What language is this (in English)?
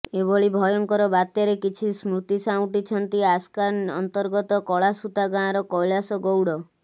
Odia